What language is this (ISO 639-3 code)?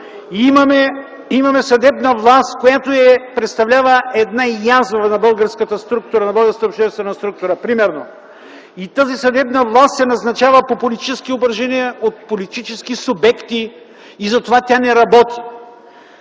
bul